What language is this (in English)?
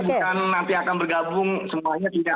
Indonesian